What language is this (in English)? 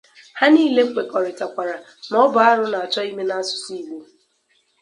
Igbo